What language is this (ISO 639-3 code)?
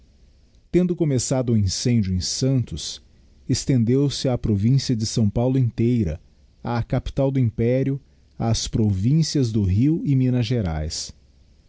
por